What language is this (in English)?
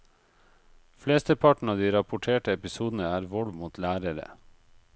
Norwegian